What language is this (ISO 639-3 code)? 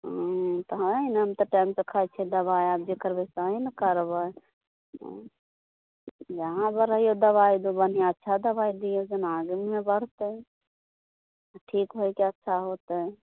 mai